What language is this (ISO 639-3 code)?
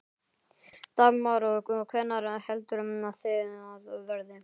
isl